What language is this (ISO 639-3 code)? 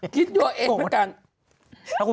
tha